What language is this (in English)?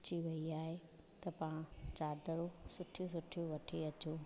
Sindhi